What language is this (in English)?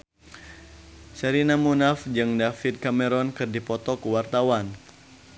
Sundanese